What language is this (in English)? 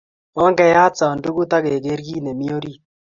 Kalenjin